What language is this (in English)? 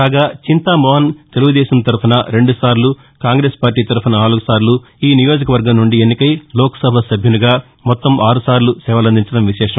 Telugu